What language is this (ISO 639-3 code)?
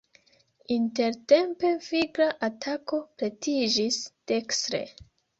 epo